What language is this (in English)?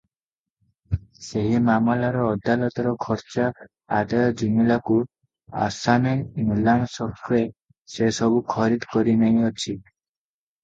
Odia